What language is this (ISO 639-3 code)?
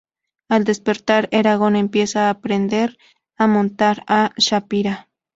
spa